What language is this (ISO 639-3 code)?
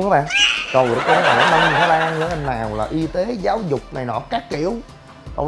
vie